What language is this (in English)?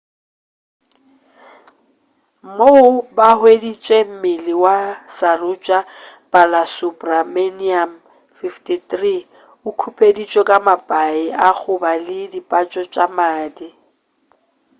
Northern Sotho